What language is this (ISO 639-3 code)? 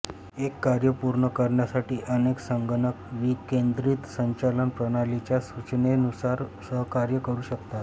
mar